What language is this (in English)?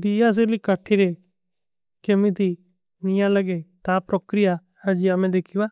Kui (India)